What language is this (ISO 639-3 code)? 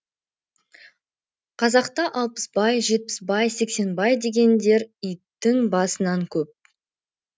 kaz